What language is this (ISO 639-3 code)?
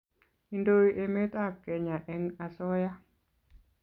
kln